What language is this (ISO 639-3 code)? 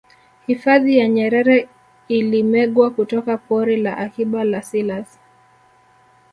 swa